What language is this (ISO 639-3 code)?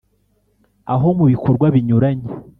kin